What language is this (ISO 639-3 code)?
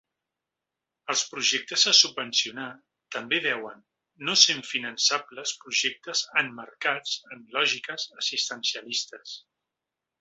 cat